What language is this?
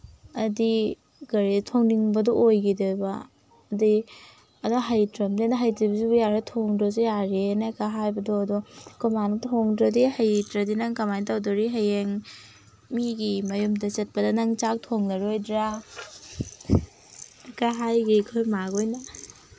Manipuri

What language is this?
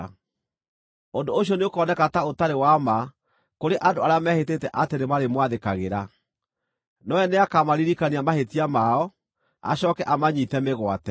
Kikuyu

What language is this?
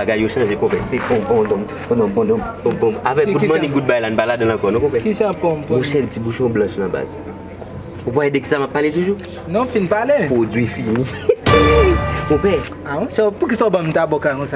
French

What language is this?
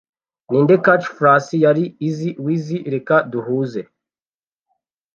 Kinyarwanda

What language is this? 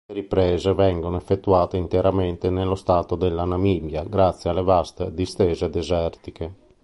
Italian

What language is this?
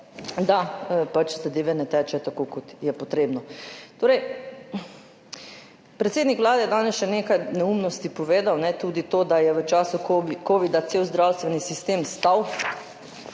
Slovenian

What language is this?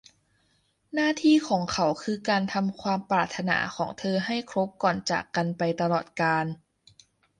Thai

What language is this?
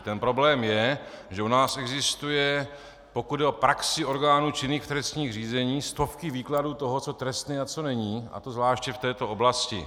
Czech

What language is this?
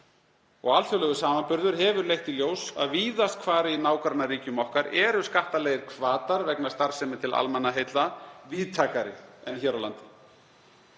Icelandic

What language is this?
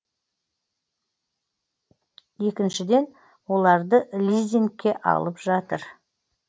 Kazakh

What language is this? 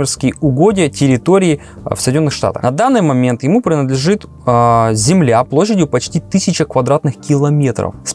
Russian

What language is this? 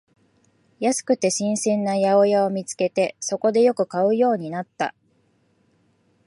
Japanese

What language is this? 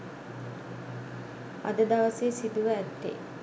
Sinhala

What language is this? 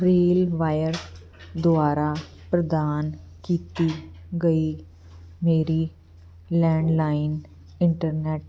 Punjabi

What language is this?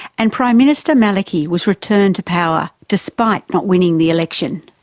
English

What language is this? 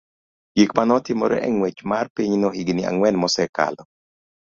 Luo (Kenya and Tanzania)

